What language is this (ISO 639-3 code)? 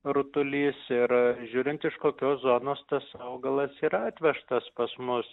lit